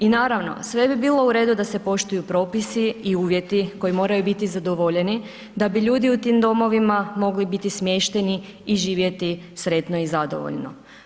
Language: Croatian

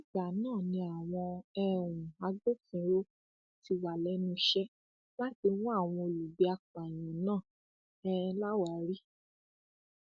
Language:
Yoruba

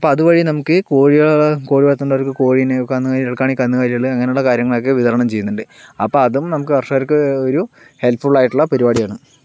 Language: Malayalam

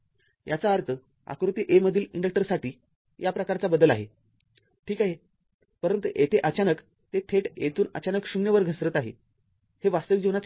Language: Marathi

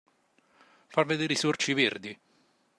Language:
Italian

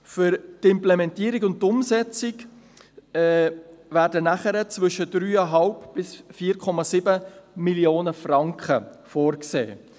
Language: Swiss German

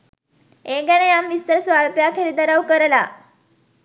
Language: Sinhala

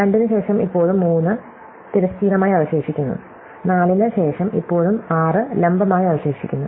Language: Malayalam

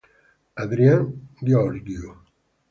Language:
Italian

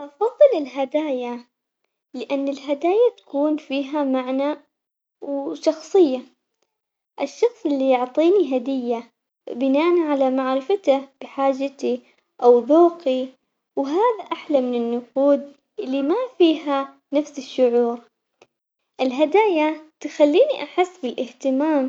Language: Omani Arabic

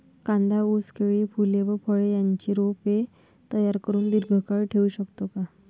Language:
Marathi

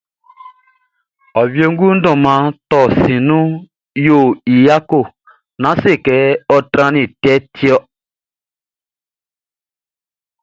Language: Baoulé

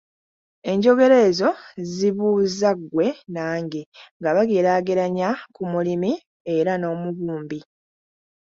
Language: Ganda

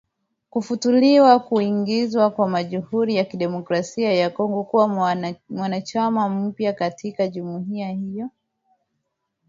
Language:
Swahili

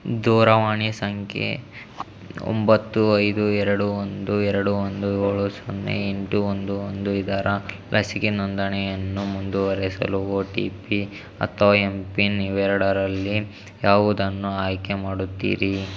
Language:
Kannada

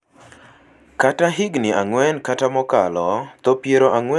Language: Luo (Kenya and Tanzania)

